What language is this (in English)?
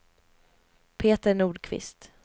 Swedish